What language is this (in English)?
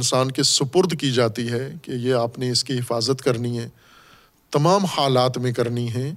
Urdu